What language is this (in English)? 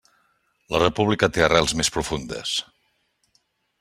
Catalan